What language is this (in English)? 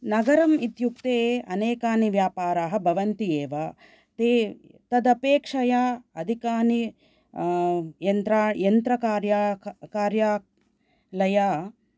Sanskrit